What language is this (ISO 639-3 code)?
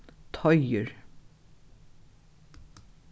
fao